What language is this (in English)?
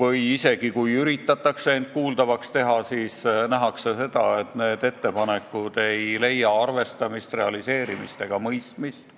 Estonian